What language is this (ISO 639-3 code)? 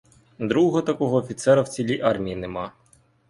ukr